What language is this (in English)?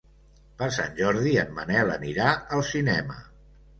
Catalan